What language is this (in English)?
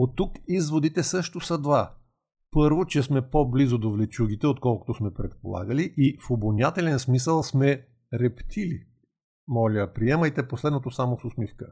Bulgarian